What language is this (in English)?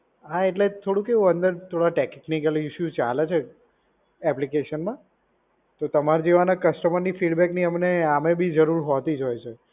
Gujarati